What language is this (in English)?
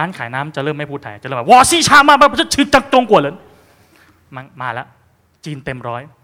Thai